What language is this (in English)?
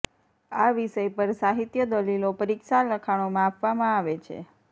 Gujarati